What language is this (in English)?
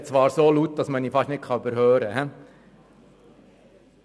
Swiss German